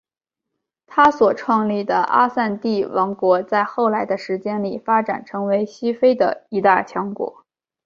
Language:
Chinese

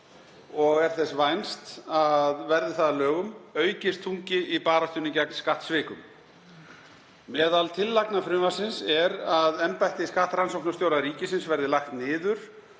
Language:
Icelandic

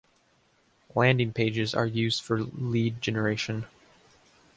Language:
English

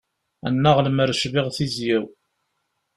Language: Kabyle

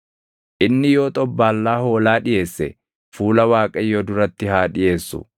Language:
Oromo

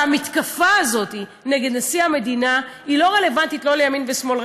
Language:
Hebrew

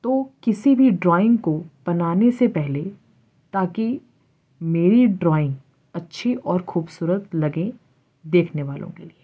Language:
Urdu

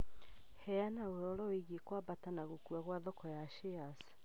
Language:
Kikuyu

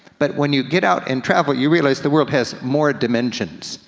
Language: English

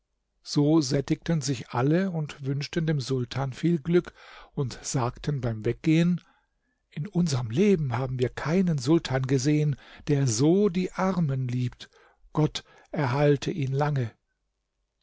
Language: German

